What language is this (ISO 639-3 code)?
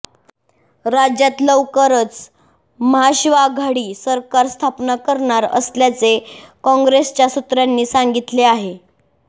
mar